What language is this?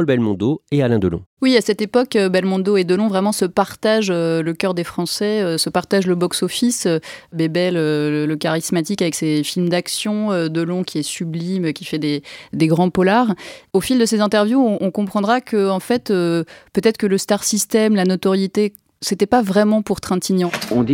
French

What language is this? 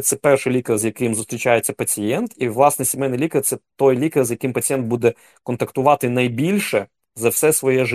Ukrainian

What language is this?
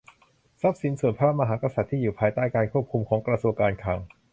Thai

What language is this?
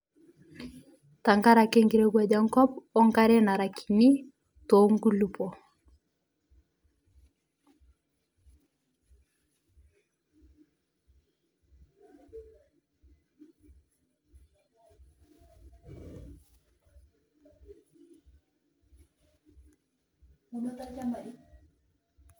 Masai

